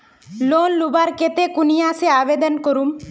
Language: Magahi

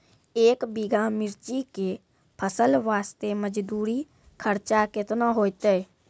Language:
Maithili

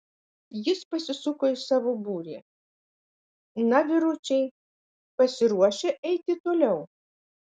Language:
Lithuanian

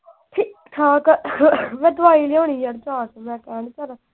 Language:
Punjabi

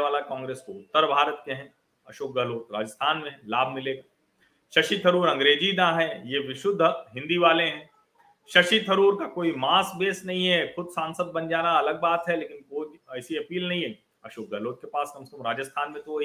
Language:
Hindi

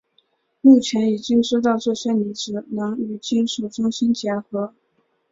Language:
Chinese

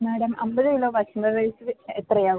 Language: Malayalam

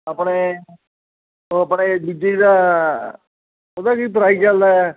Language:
Punjabi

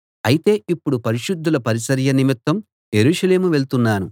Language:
Telugu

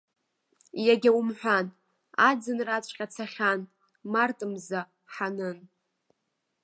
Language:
Abkhazian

